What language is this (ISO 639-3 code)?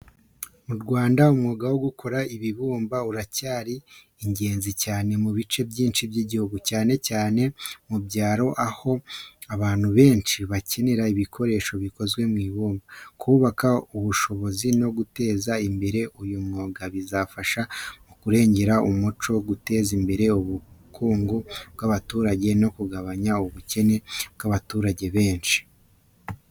kin